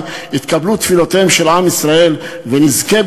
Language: Hebrew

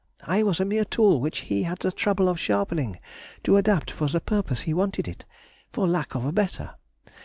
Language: English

